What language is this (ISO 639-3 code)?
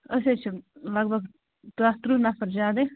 kas